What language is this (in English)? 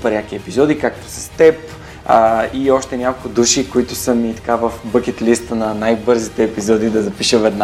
Bulgarian